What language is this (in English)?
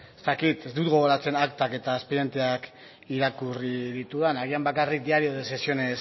Basque